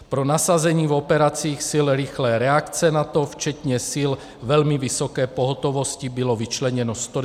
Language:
Czech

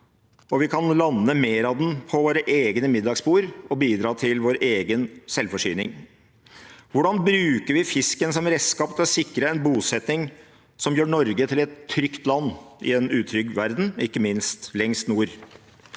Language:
Norwegian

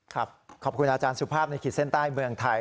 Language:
Thai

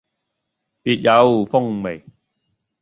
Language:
Cantonese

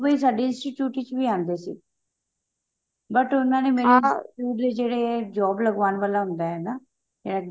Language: Punjabi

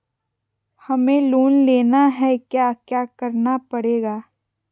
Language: Magahi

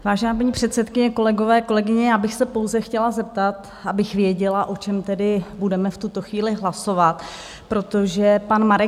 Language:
Czech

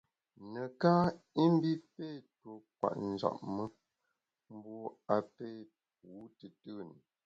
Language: Bamun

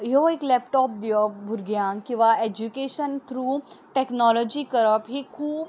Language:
Konkani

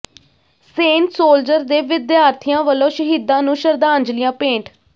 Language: Punjabi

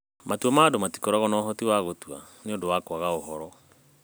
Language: Kikuyu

